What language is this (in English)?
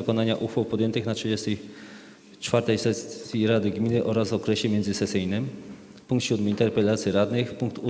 Polish